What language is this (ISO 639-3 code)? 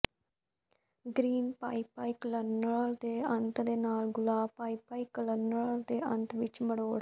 pan